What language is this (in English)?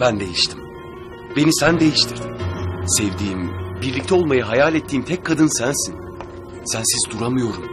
Turkish